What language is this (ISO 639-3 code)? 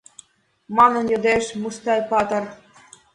chm